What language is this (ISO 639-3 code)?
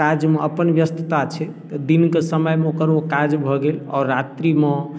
mai